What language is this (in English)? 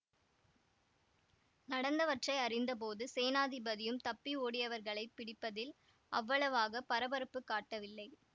Tamil